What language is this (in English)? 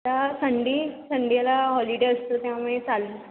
Marathi